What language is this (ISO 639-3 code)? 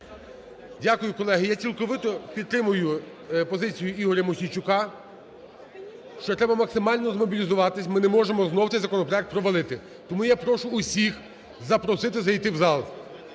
ukr